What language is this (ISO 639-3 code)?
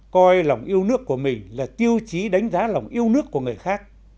vie